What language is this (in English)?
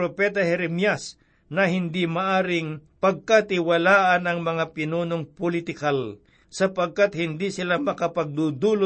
Filipino